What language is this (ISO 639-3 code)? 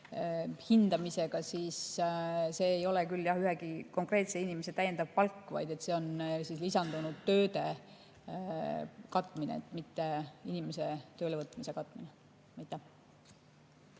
est